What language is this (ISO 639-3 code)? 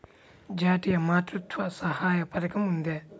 tel